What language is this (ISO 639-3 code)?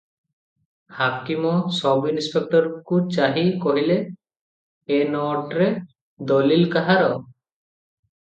ori